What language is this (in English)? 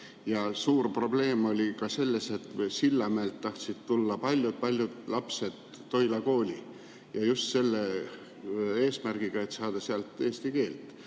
Estonian